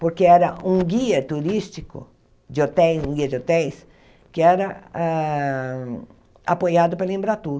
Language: Portuguese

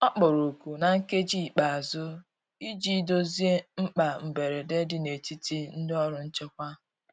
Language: Igbo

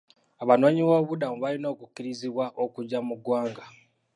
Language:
Ganda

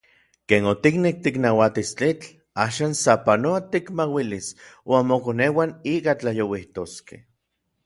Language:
Orizaba Nahuatl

